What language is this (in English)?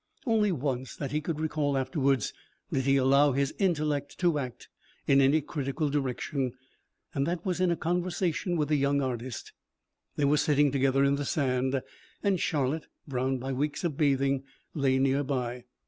English